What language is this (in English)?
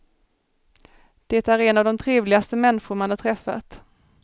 Swedish